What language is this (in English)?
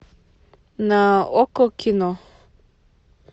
Russian